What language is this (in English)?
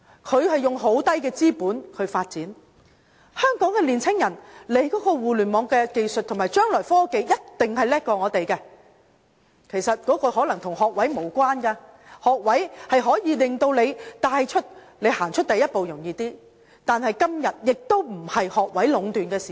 Cantonese